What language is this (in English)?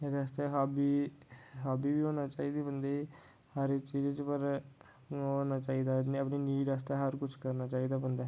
Dogri